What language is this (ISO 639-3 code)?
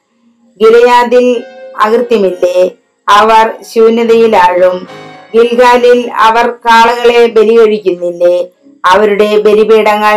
mal